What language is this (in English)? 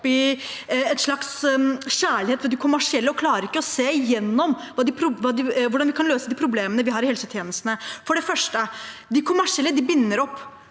Norwegian